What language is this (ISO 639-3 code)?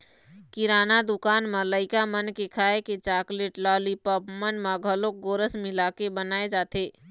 hne